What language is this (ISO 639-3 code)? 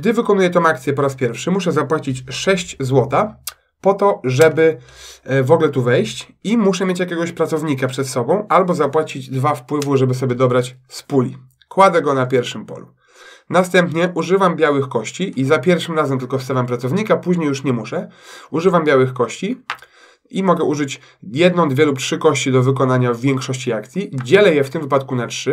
pol